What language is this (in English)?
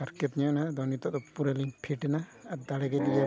Santali